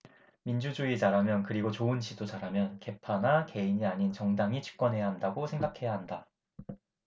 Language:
Korean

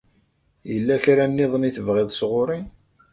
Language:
Kabyle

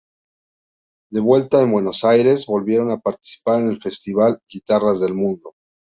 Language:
Spanish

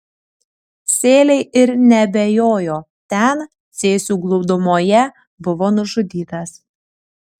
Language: Lithuanian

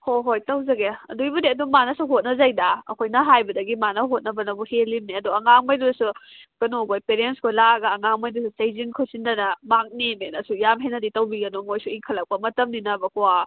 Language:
Manipuri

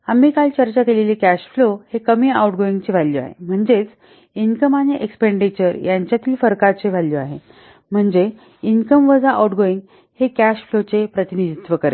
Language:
Marathi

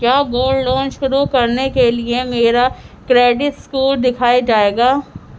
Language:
Urdu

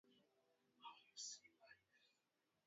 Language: Swahili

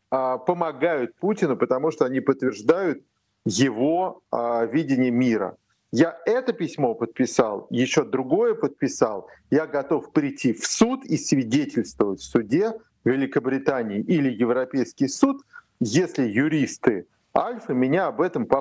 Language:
Russian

